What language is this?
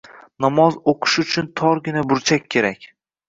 Uzbek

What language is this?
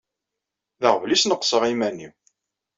Kabyle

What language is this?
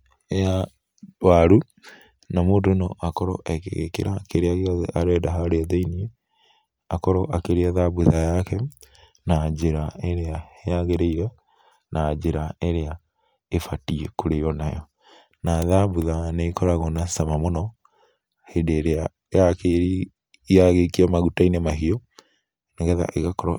Kikuyu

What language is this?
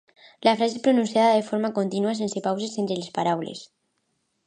Catalan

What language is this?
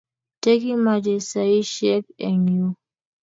Kalenjin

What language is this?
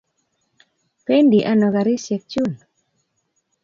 Kalenjin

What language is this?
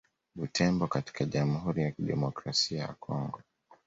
Swahili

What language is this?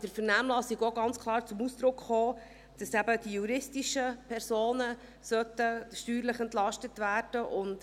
Swiss German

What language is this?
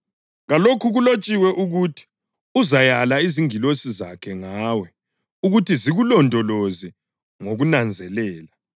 North Ndebele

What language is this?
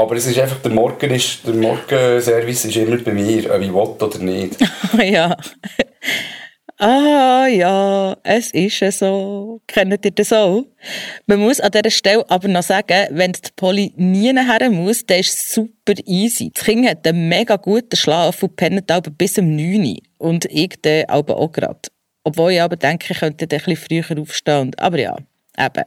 German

